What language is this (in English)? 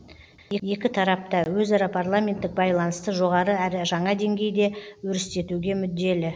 Kazakh